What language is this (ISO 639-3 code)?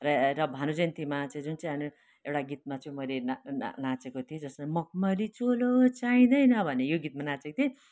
nep